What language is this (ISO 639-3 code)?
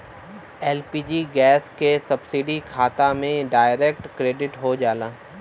bho